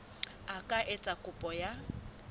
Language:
Southern Sotho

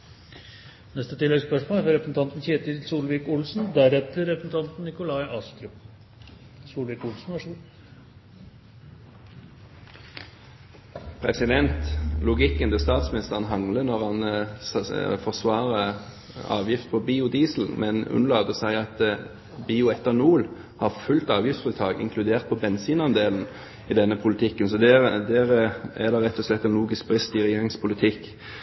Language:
Norwegian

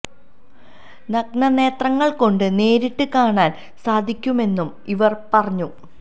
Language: Malayalam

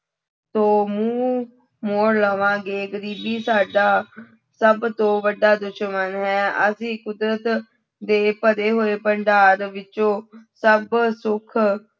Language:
Punjabi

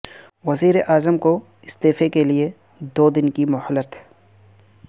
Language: Urdu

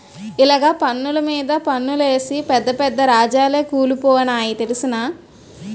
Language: Telugu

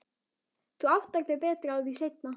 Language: Icelandic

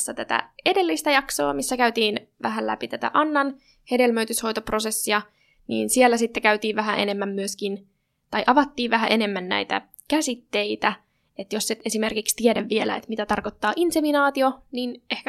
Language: Finnish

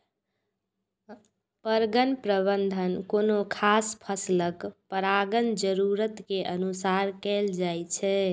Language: Maithili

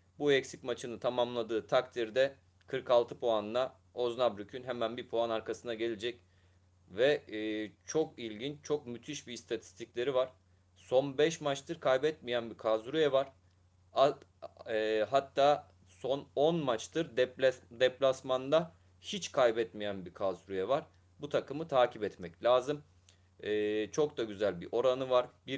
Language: Turkish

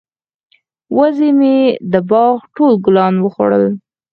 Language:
Pashto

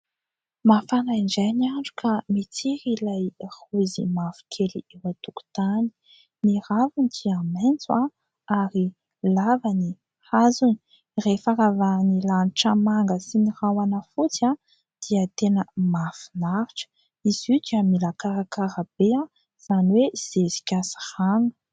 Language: Malagasy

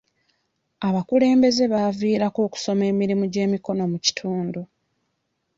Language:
Ganda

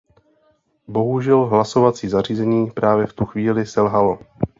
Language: Czech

